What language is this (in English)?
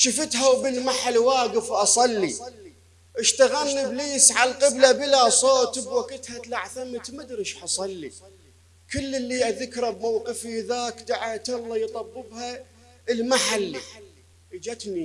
Arabic